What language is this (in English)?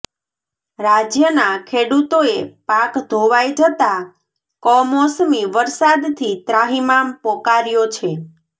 Gujarati